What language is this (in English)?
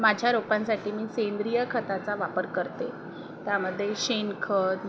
Marathi